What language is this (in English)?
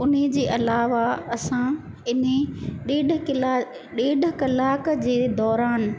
Sindhi